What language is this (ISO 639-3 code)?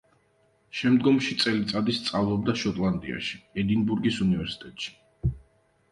kat